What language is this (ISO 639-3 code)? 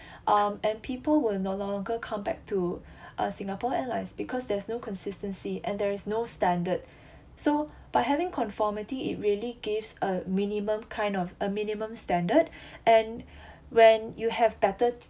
eng